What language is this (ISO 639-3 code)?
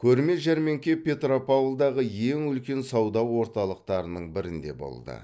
kaz